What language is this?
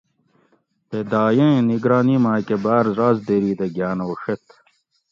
Gawri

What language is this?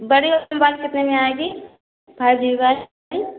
Hindi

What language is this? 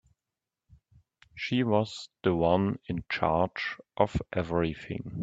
English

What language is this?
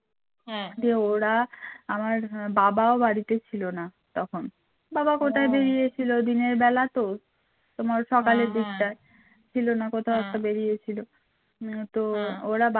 Bangla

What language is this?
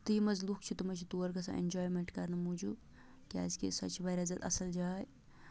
Kashmiri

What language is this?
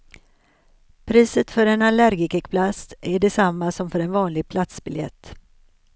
Swedish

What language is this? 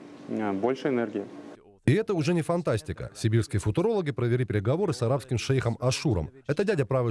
Russian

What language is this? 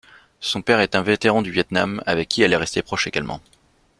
French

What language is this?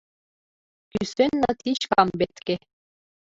Mari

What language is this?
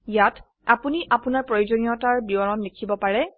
Assamese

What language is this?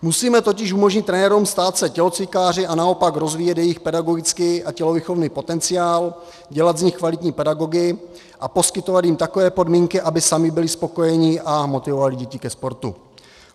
Czech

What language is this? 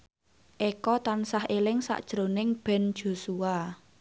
Javanese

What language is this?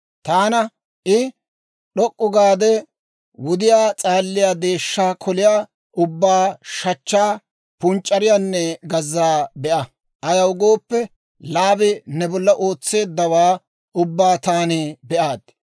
Dawro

